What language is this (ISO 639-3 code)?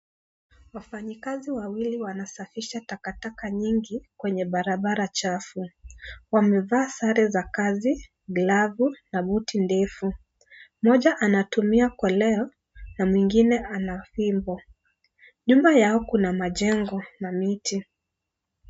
swa